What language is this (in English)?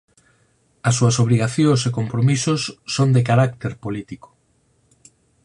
Galician